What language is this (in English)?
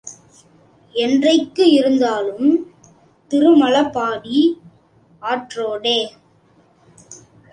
Tamil